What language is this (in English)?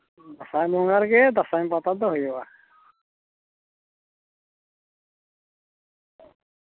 Santali